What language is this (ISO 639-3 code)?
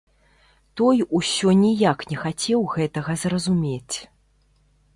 bel